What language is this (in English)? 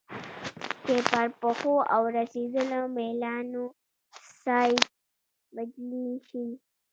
Pashto